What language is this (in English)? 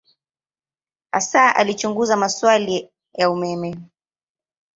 Swahili